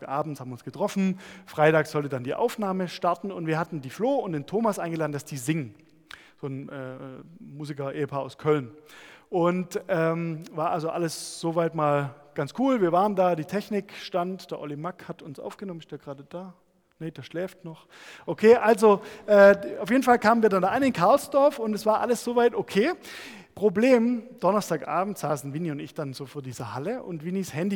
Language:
German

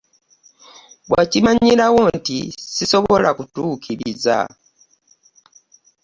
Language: Ganda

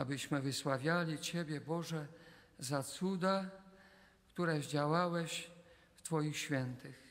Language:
Polish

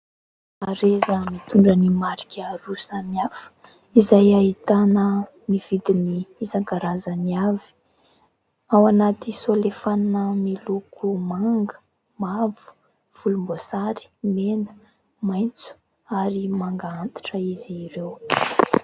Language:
Malagasy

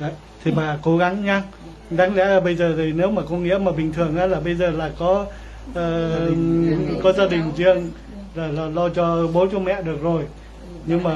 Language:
Vietnamese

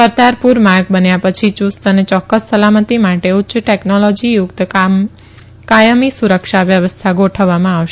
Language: Gujarati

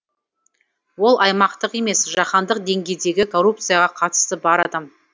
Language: Kazakh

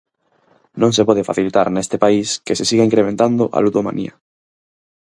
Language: Galician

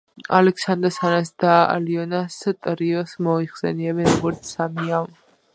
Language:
Georgian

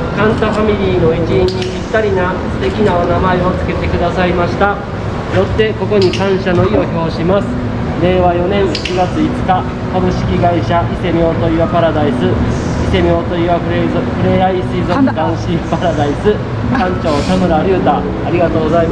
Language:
Japanese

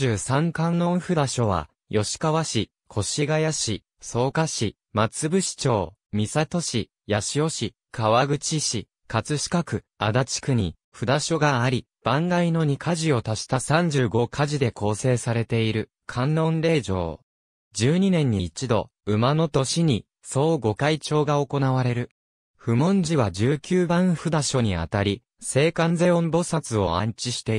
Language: Japanese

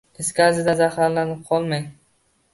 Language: Uzbek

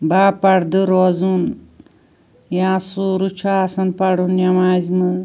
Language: Kashmiri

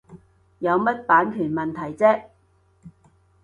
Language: Cantonese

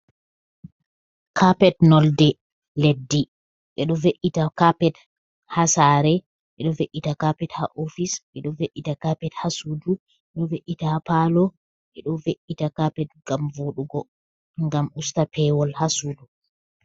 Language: Fula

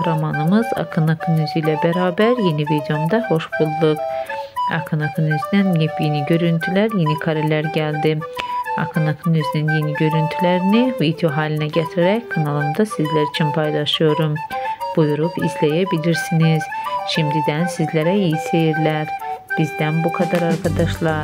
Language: Turkish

